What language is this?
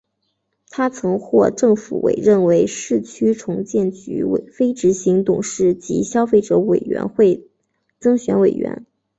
Chinese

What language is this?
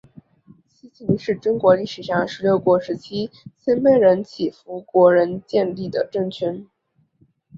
Chinese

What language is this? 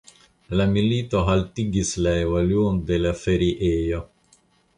Esperanto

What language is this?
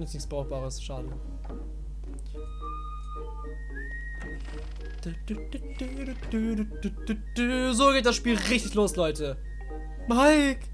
German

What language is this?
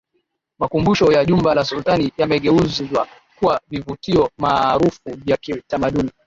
Swahili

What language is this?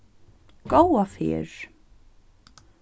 Faroese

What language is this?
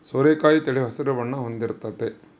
Kannada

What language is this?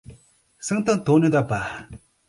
Portuguese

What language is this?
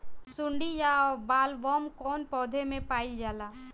Bhojpuri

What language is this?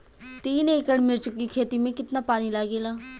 Bhojpuri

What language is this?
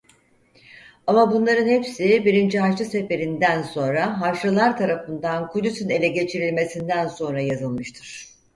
Turkish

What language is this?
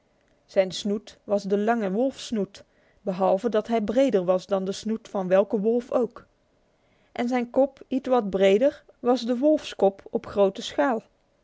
Dutch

